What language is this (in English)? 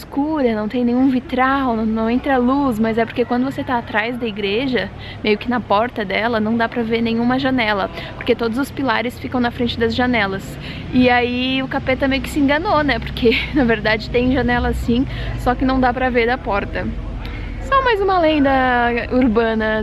Portuguese